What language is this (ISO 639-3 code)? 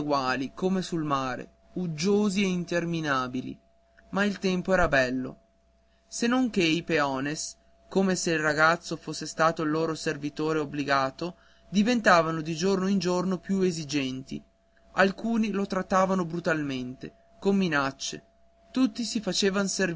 ita